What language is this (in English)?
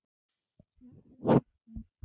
Icelandic